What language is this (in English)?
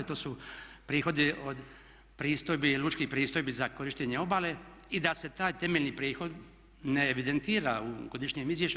Croatian